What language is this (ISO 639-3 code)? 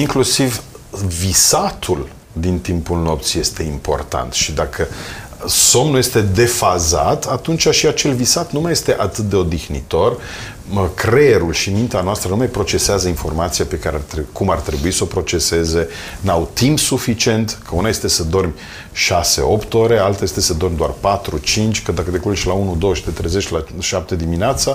ron